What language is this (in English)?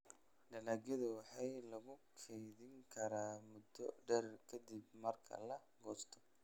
Somali